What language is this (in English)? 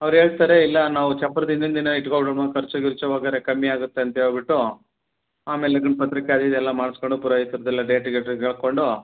Kannada